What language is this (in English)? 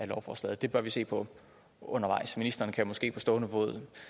Danish